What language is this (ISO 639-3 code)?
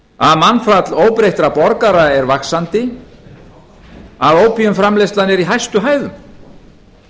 isl